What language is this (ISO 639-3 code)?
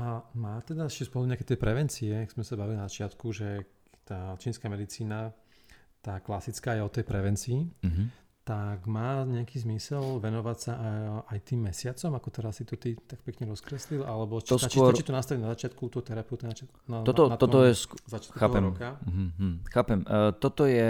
slk